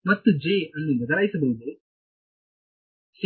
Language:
Kannada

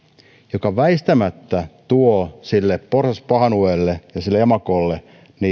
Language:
Finnish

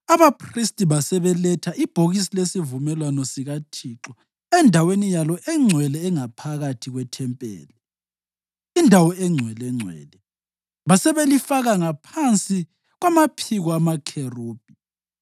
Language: North Ndebele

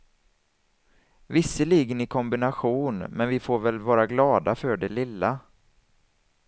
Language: Swedish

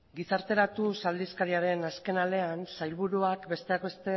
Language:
Basque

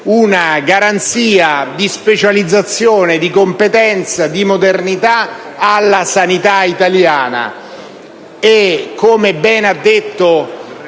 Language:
Italian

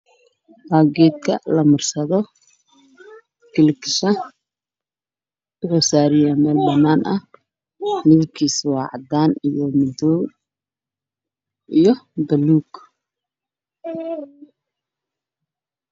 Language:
Somali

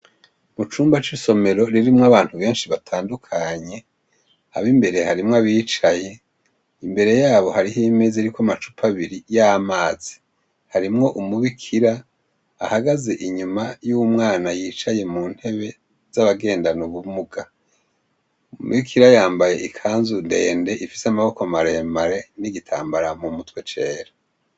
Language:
Rundi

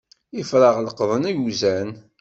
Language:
Kabyle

